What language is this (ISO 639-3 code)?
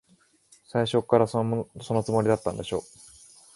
jpn